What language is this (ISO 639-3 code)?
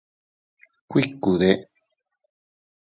cut